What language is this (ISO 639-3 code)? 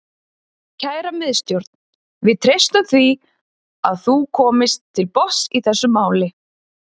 isl